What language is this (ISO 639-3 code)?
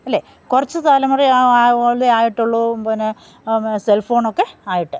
mal